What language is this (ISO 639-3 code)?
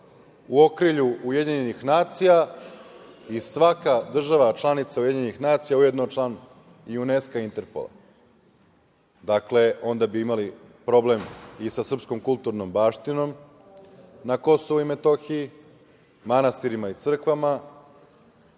srp